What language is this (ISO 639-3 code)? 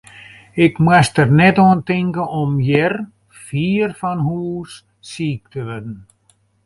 fry